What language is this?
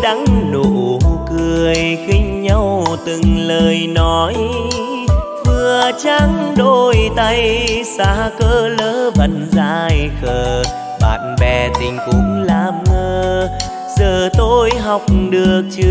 Vietnamese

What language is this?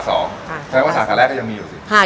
Thai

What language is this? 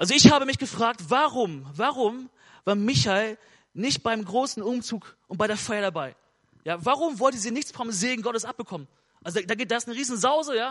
German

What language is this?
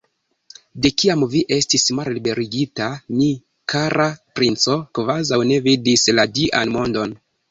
Esperanto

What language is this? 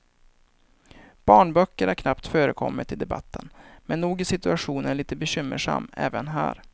Swedish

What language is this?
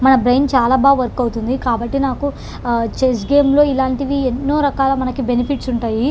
Telugu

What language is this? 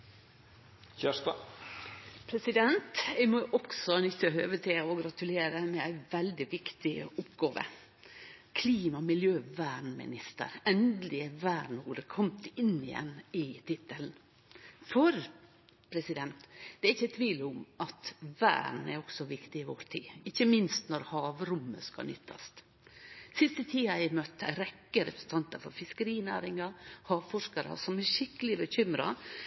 Norwegian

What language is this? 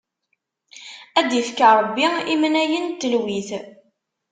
Kabyle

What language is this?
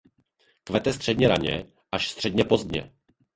Czech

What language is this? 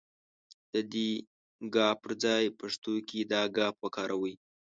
Pashto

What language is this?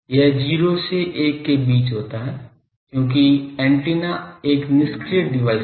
Hindi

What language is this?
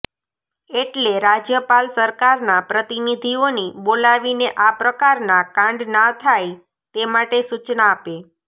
Gujarati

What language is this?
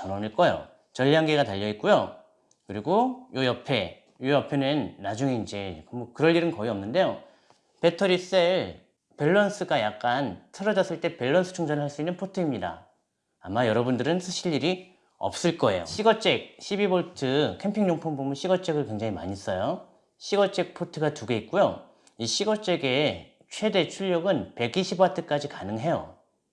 Korean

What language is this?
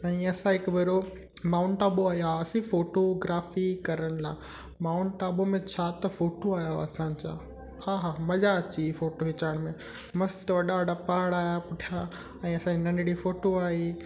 Sindhi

